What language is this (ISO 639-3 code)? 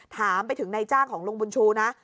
tha